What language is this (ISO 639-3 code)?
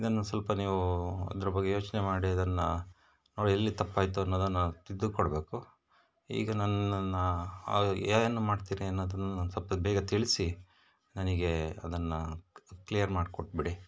kan